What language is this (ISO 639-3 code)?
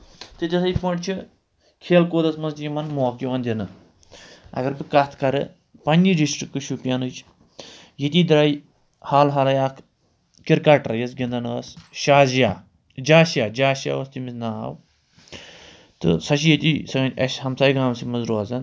kas